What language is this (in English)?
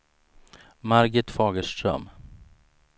Swedish